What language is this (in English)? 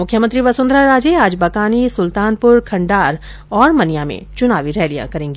Hindi